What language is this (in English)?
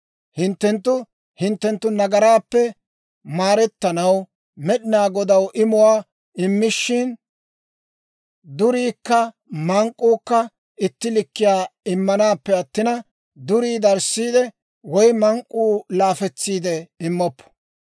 Dawro